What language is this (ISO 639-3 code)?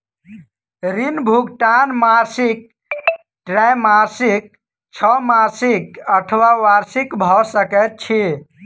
mai